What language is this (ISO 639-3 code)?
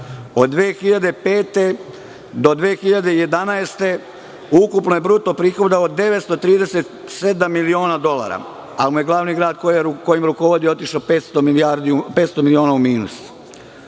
srp